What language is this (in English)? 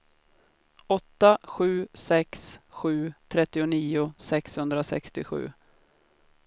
Swedish